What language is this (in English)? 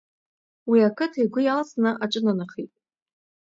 Abkhazian